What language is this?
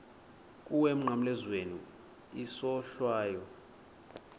Xhosa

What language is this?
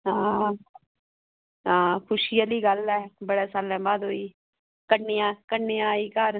Dogri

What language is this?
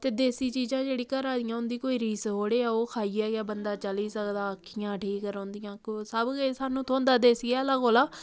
Dogri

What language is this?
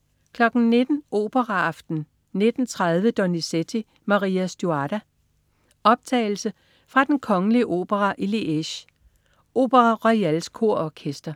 Danish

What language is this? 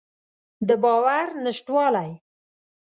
Pashto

